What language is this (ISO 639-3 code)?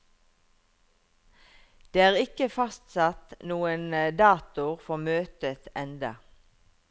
nor